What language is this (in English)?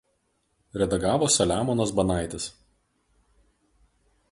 Lithuanian